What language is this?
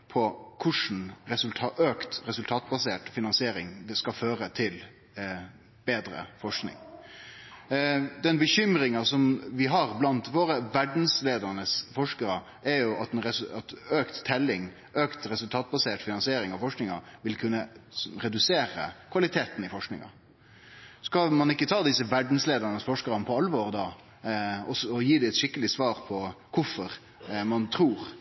Norwegian Nynorsk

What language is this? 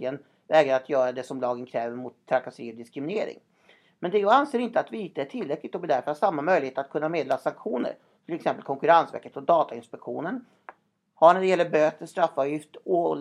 Swedish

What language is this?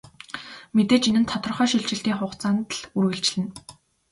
Mongolian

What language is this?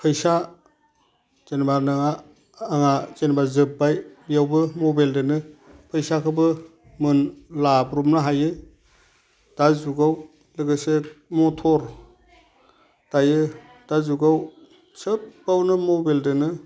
Bodo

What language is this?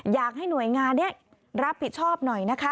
Thai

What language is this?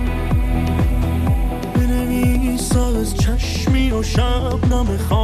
Persian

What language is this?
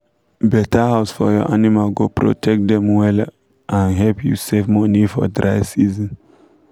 Nigerian Pidgin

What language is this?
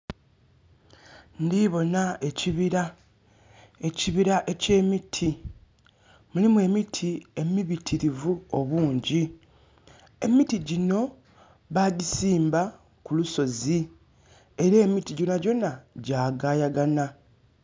Soga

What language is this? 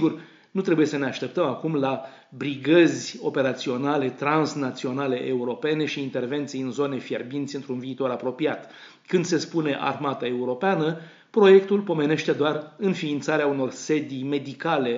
Romanian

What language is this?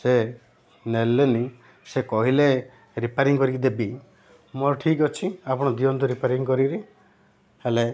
Odia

